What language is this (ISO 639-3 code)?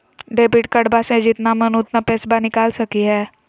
mag